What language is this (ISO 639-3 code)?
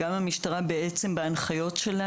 heb